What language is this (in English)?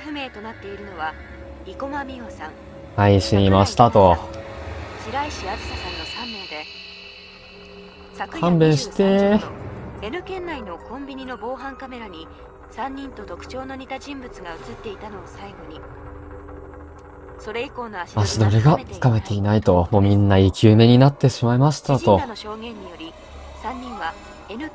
Japanese